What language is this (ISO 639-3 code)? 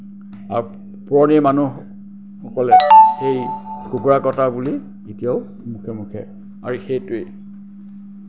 asm